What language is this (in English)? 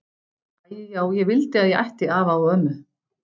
Icelandic